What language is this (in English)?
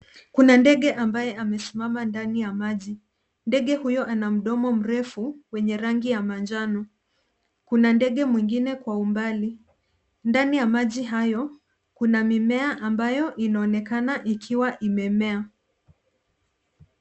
Swahili